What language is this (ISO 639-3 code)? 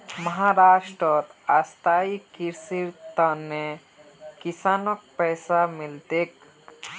mag